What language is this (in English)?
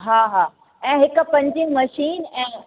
Sindhi